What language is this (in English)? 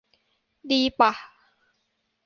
Thai